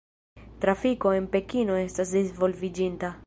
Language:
Esperanto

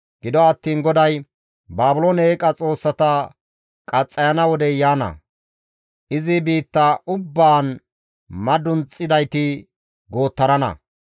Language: Gamo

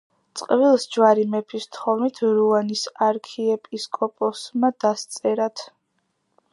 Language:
Georgian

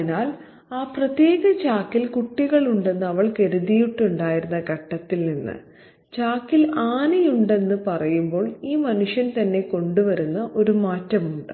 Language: Malayalam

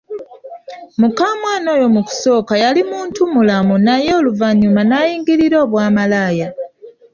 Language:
Ganda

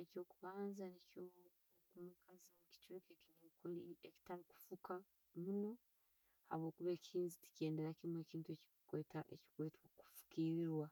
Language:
Tooro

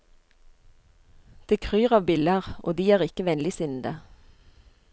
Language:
Norwegian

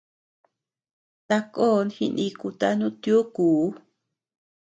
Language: Tepeuxila Cuicatec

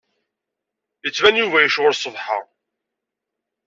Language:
Kabyle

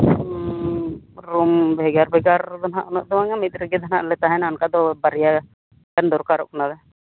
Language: Santali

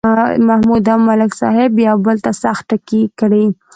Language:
Pashto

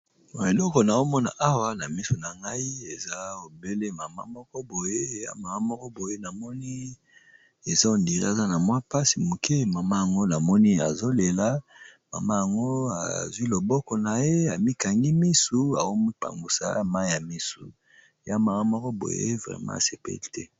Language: Lingala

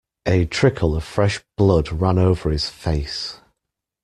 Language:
English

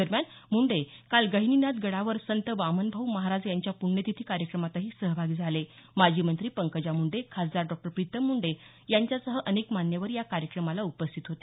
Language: Marathi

